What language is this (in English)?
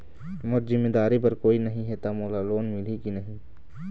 Chhattisgarhi